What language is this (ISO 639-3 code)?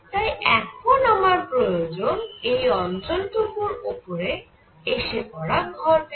ben